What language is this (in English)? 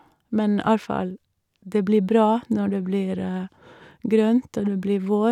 Norwegian